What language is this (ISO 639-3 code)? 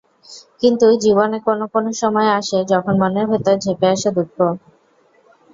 ben